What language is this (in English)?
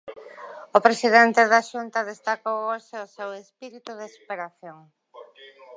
Galician